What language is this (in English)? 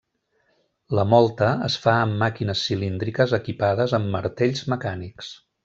Catalan